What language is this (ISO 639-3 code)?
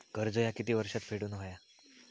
mar